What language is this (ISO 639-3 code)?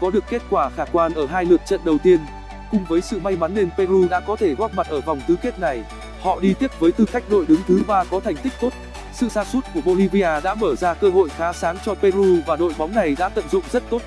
vie